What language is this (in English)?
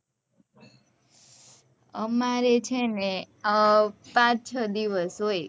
Gujarati